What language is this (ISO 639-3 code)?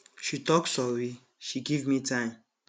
pcm